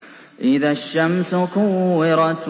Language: Arabic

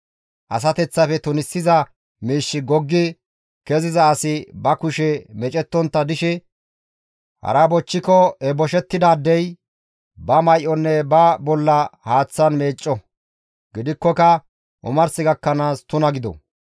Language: Gamo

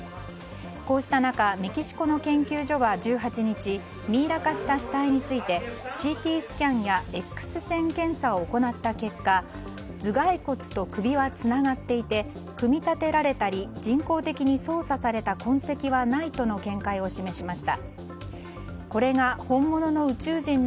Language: Japanese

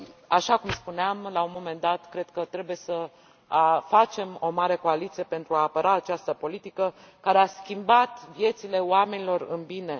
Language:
Romanian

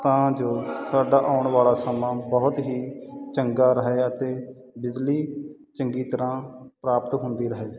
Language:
Punjabi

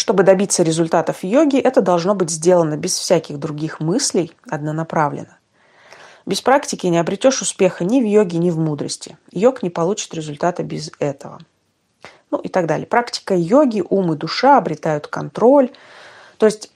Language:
Russian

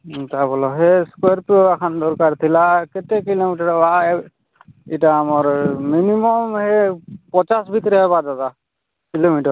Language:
Odia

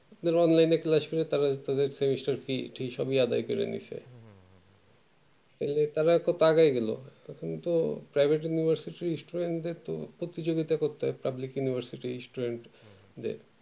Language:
Bangla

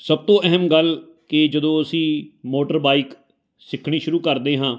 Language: Punjabi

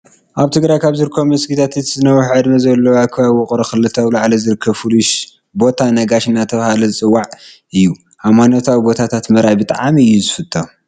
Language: Tigrinya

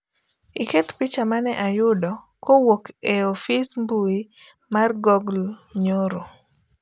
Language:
Luo (Kenya and Tanzania)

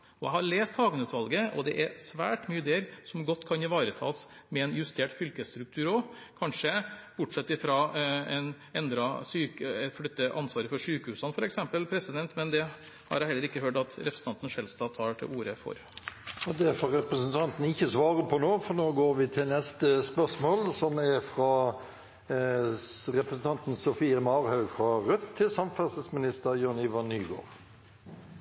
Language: Norwegian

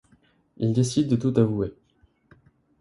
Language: French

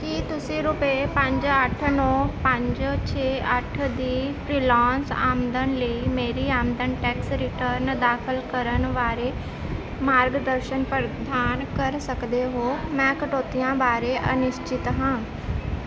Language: Punjabi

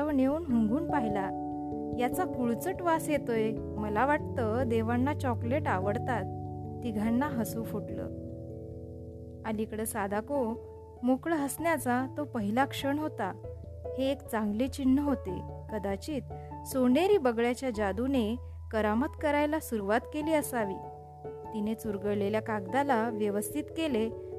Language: Marathi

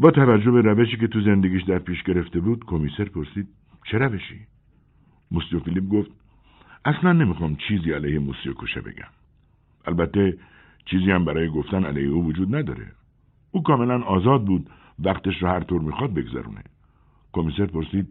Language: Persian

